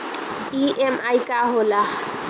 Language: Bhojpuri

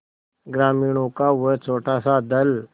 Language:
Hindi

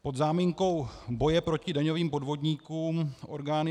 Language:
Czech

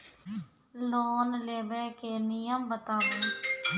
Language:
Maithili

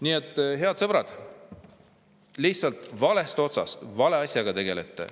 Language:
Estonian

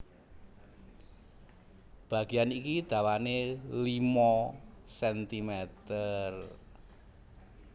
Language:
Javanese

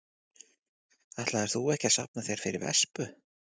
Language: Icelandic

